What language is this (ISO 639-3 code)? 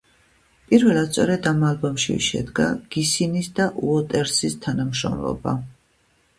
kat